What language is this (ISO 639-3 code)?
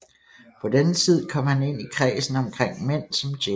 dan